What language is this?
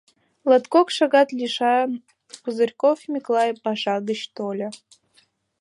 Mari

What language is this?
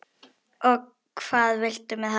Icelandic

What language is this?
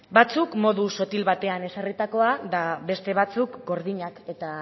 Basque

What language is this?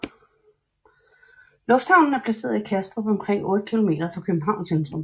Danish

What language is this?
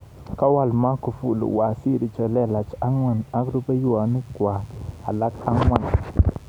Kalenjin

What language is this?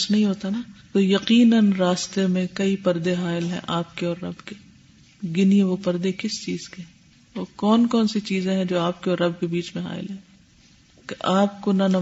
Urdu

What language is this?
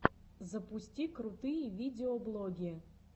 Russian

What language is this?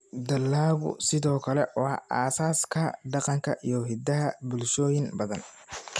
Somali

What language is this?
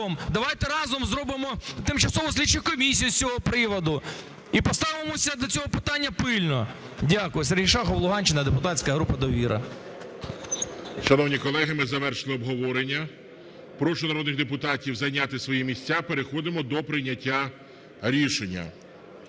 Ukrainian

